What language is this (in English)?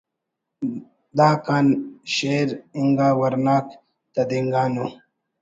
Brahui